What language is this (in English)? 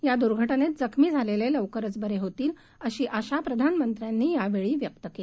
Marathi